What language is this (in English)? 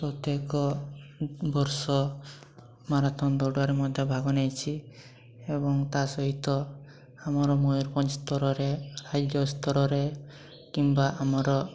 Odia